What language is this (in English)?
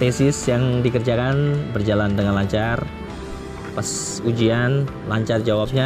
Indonesian